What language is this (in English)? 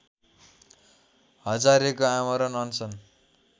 Nepali